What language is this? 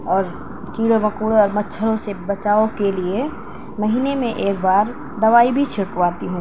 Urdu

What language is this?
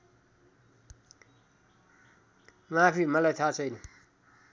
Nepali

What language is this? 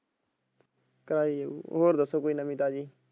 Punjabi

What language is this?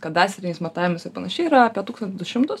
Lithuanian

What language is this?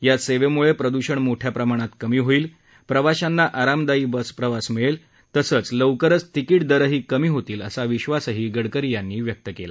Marathi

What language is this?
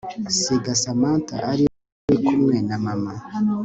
Kinyarwanda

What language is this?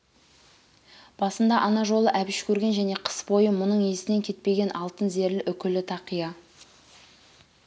Kazakh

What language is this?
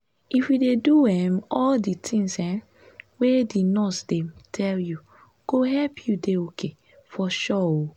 Nigerian Pidgin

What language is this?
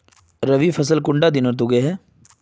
Magahi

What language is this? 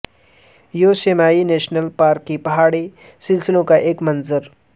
Urdu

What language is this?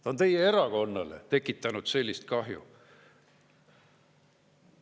Estonian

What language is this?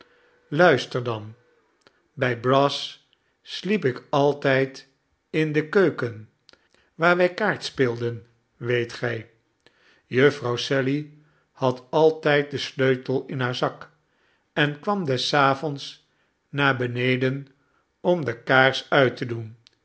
Dutch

